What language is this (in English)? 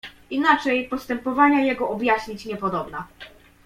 Polish